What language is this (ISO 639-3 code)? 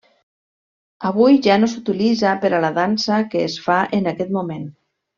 cat